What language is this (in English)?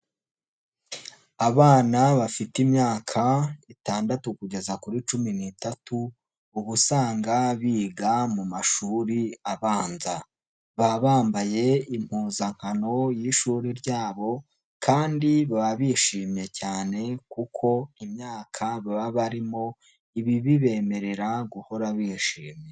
Kinyarwanda